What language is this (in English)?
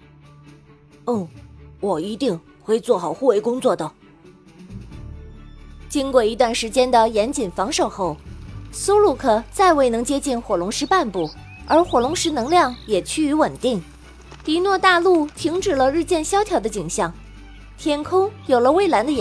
Chinese